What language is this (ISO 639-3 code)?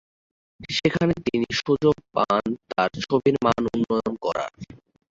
ben